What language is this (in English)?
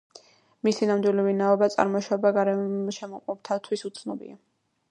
Georgian